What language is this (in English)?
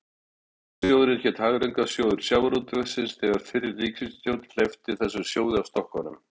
Icelandic